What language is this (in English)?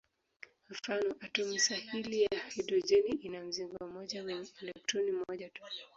Swahili